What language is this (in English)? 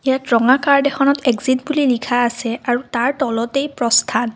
Assamese